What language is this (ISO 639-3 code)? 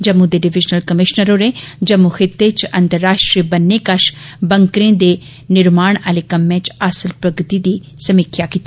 doi